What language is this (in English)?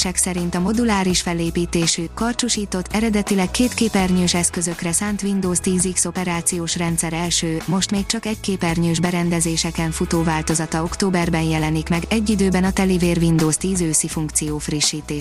Hungarian